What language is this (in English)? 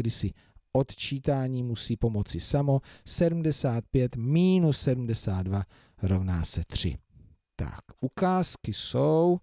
Czech